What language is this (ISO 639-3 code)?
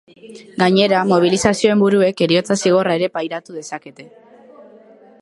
eus